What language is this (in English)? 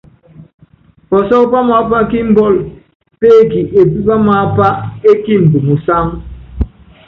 Yangben